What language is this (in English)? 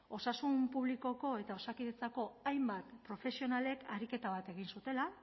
Basque